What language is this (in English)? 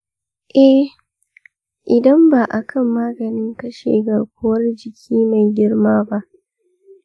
Hausa